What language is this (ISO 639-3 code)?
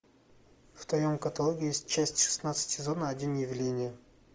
rus